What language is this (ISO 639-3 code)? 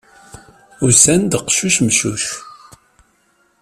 kab